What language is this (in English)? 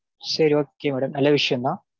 Tamil